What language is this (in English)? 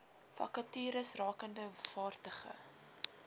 Afrikaans